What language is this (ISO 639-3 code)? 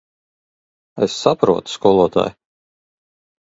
lav